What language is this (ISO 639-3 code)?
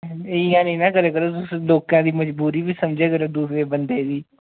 doi